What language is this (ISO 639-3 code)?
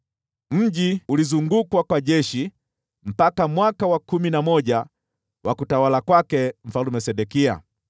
swa